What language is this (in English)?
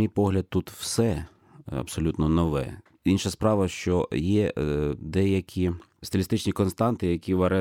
Ukrainian